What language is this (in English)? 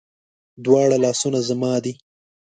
Pashto